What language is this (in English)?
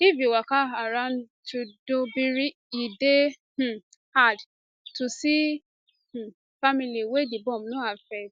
Nigerian Pidgin